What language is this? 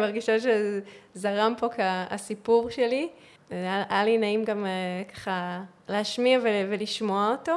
Hebrew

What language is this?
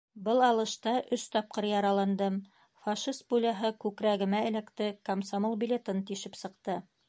Bashkir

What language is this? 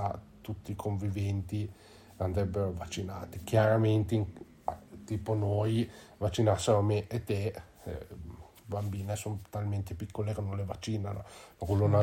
Italian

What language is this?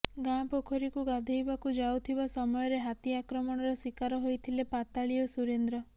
Odia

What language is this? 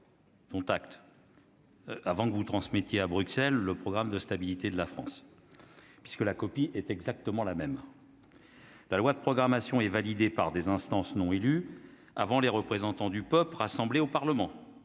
French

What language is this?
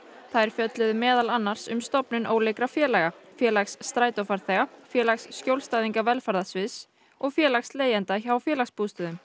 Icelandic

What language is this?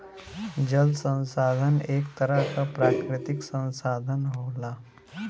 Bhojpuri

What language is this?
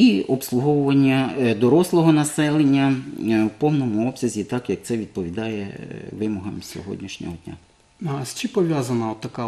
Ukrainian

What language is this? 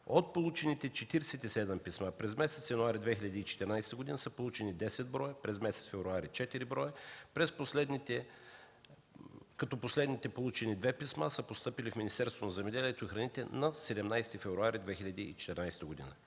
Bulgarian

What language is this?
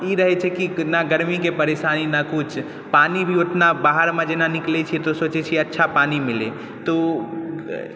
Maithili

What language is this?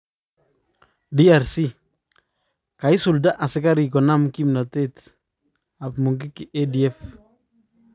Kalenjin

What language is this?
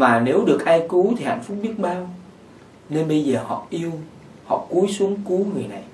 Vietnamese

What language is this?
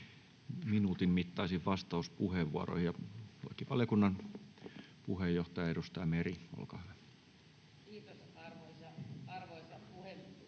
Finnish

